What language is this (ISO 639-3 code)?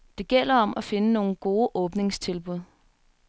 dan